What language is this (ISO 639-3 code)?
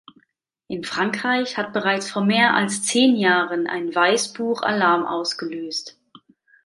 deu